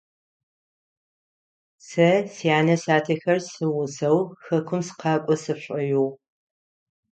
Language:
Adyghe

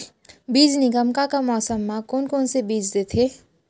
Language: Chhattisgarhi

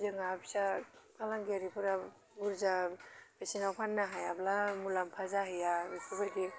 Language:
Bodo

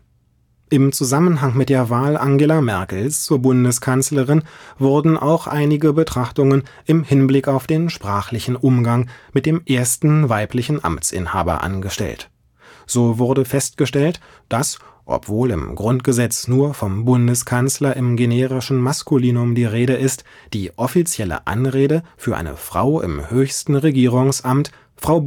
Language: German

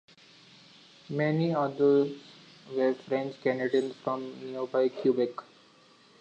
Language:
English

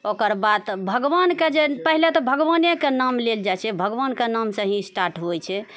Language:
Maithili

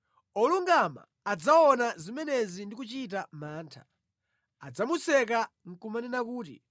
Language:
Nyanja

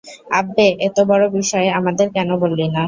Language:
Bangla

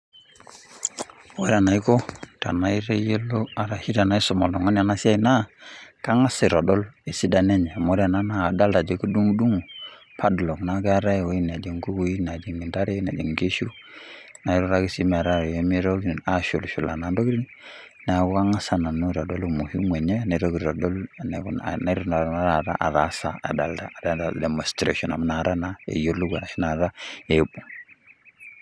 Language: Masai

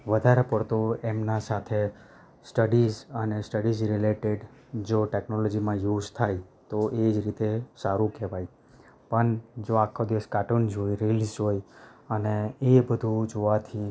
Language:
Gujarati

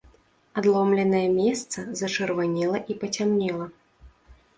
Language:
Belarusian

